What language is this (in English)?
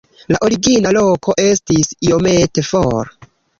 Esperanto